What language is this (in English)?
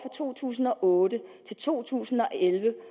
Danish